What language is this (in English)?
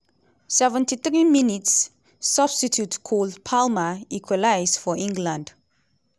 Nigerian Pidgin